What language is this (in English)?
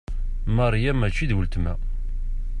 Kabyle